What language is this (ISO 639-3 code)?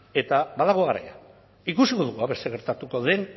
eus